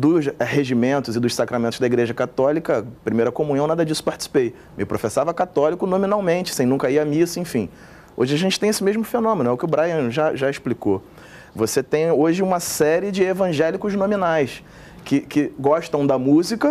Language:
Portuguese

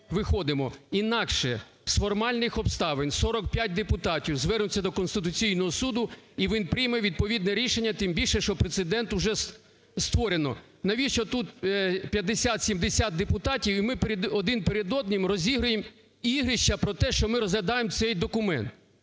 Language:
Ukrainian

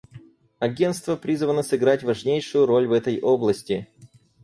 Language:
Russian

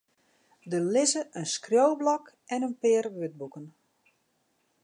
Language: Western Frisian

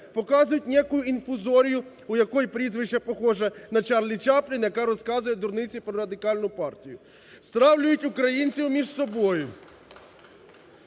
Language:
Ukrainian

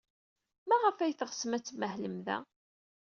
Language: Kabyle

